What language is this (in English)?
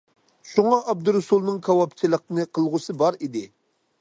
Uyghur